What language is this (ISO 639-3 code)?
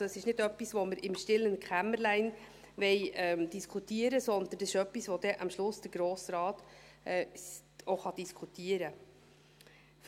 gsw